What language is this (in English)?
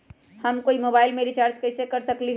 Magahi